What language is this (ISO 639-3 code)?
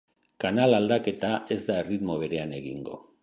eus